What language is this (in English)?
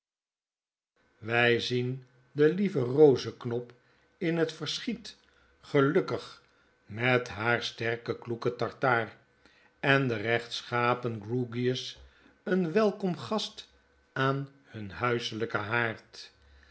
Dutch